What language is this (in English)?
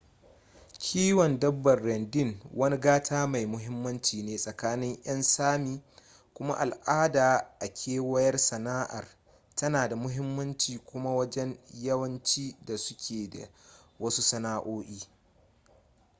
Hausa